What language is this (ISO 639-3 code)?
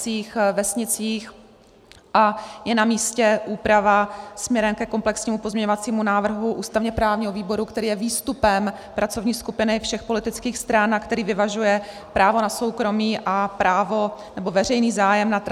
ces